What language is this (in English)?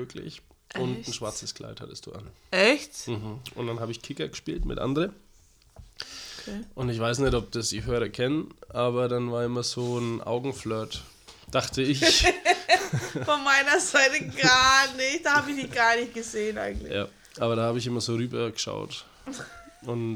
German